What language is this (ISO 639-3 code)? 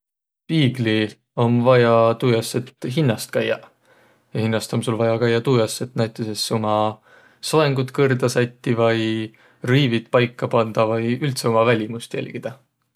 vro